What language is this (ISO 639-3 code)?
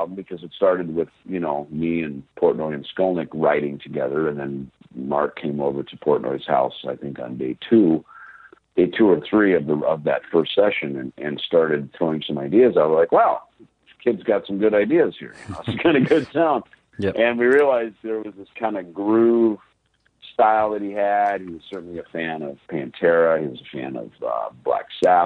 eng